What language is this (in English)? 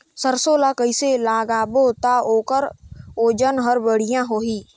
Chhattisgarhi